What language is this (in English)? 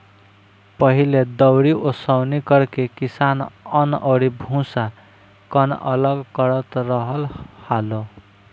Bhojpuri